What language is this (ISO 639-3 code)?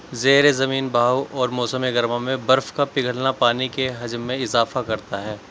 urd